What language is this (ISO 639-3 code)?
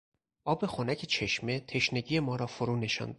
fas